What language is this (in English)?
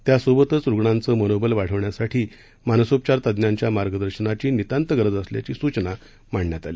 Marathi